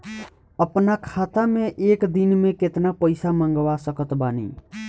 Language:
Bhojpuri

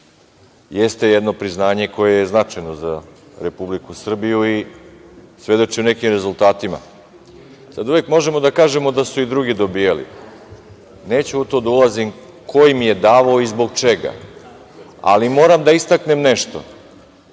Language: Serbian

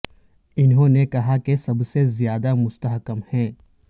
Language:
Urdu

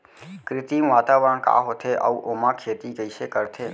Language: Chhattisgarhi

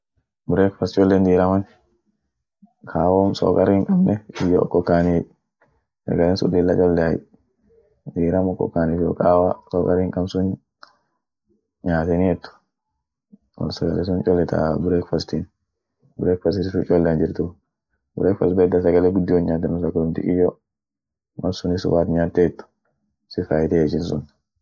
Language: Orma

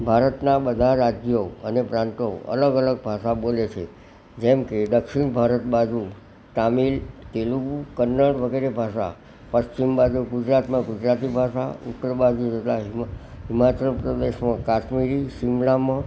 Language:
Gujarati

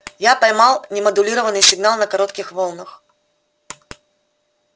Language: Russian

